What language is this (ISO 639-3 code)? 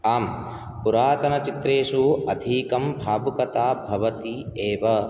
san